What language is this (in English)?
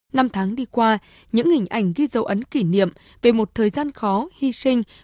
Vietnamese